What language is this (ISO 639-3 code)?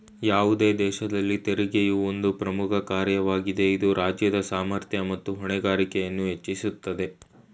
kan